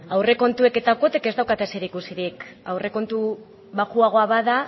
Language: Basque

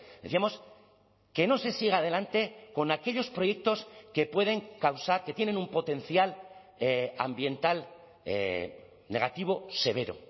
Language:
Spanish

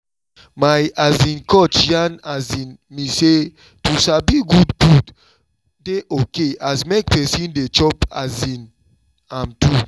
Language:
Nigerian Pidgin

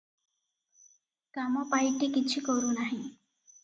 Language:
Odia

